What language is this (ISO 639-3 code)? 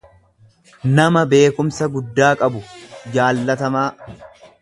orm